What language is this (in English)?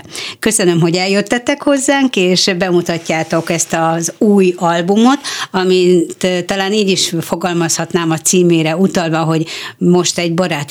Hungarian